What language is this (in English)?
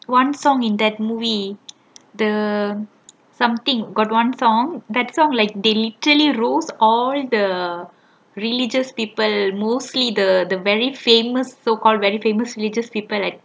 English